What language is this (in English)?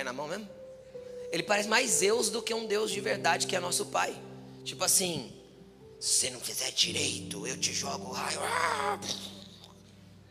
Portuguese